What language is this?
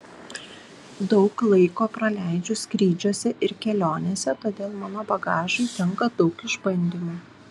Lithuanian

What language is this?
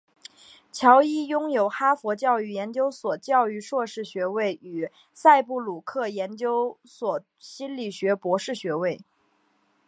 Chinese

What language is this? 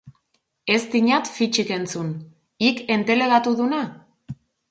Basque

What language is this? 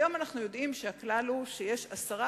Hebrew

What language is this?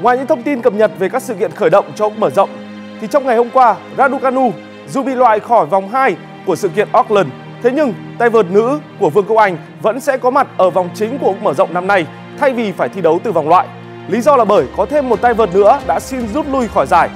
Vietnamese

